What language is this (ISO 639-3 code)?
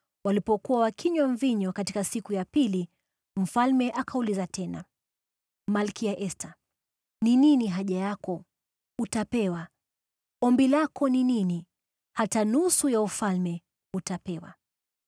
swa